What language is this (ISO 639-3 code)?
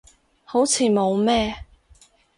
yue